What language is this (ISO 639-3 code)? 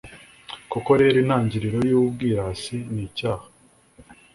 kin